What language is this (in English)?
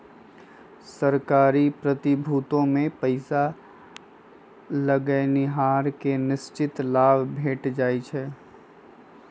Magahi